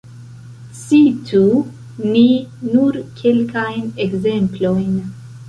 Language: Esperanto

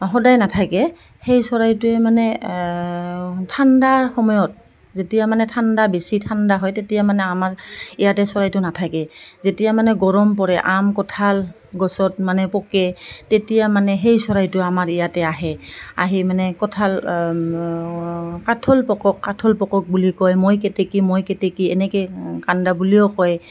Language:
Assamese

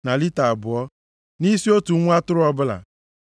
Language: Igbo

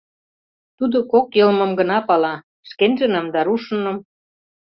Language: Mari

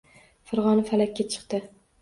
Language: Uzbek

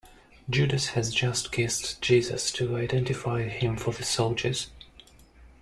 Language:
English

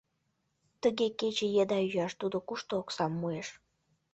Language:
Mari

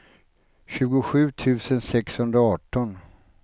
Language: Swedish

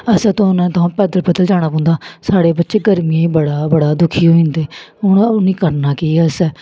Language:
Dogri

